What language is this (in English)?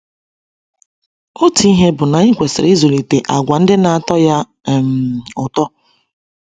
Igbo